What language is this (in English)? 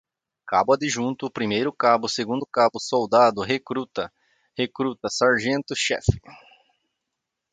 Portuguese